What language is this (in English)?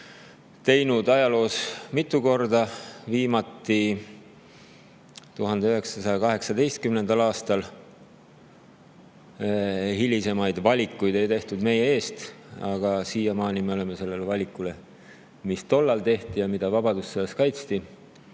Estonian